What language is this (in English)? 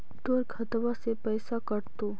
Magahi